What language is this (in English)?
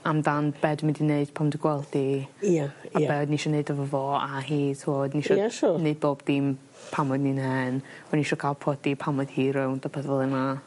Welsh